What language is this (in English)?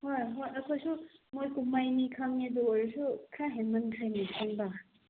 Manipuri